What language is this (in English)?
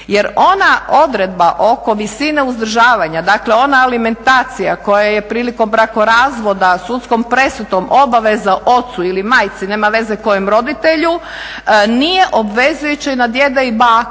Croatian